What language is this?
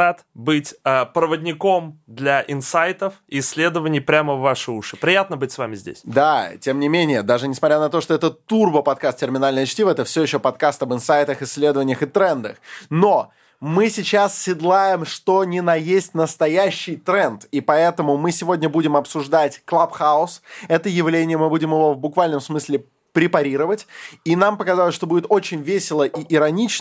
Russian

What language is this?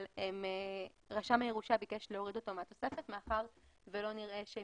Hebrew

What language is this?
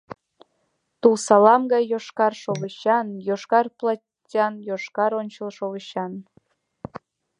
Mari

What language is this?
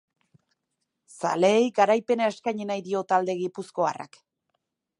Basque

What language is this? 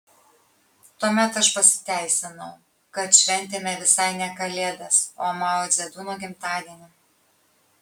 Lithuanian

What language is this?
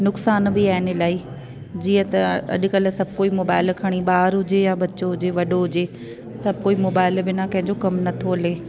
Sindhi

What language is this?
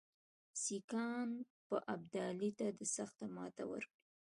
Pashto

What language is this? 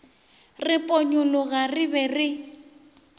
Northern Sotho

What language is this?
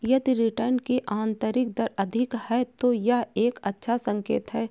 Hindi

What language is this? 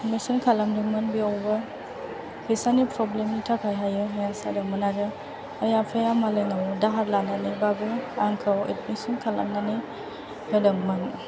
Bodo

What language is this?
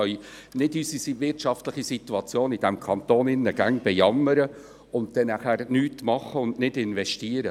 Swiss German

